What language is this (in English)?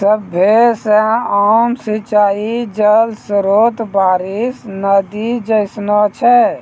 Maithili